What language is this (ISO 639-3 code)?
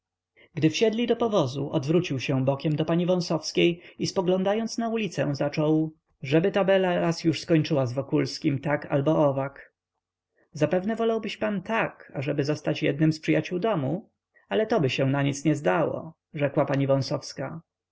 pol